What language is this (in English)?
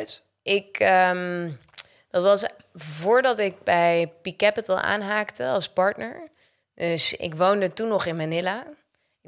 Dutch